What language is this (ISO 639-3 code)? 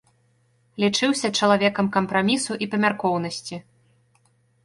bel